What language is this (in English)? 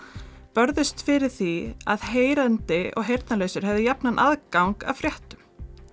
Icelandic